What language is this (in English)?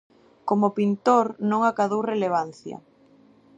Galician